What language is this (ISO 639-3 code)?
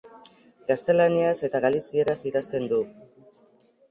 eus